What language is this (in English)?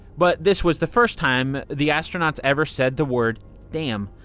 English